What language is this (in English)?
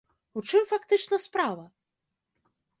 Belarusian